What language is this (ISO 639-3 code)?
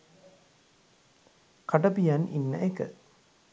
sin